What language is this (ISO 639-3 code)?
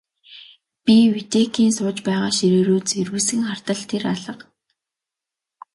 mon